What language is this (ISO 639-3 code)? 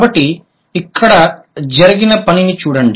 tel